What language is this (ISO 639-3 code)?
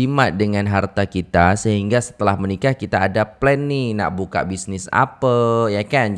ind